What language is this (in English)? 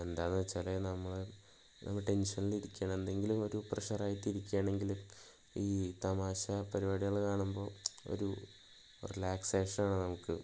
Malayalam